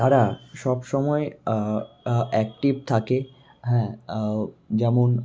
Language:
Bangla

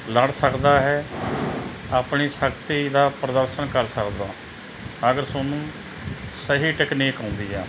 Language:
Punjabi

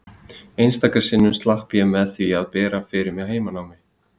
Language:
Icelandic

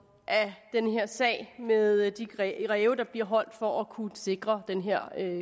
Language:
Danish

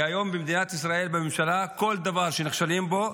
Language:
Hebrew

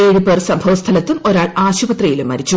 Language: Malayalam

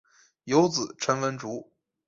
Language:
Chinese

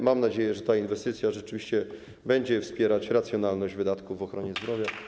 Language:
Polish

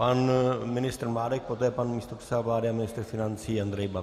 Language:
Czech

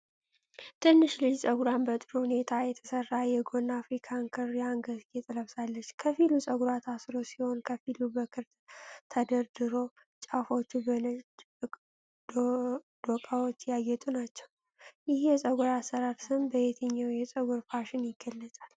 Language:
Amharic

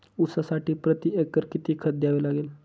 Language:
Marathi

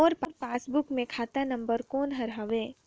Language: Chhattisgarhi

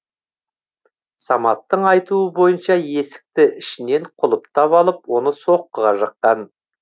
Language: Kazakh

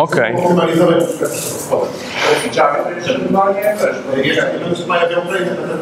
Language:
Polish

